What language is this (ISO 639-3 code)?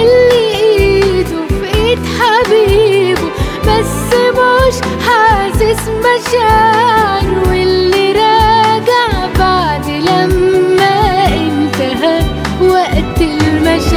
ara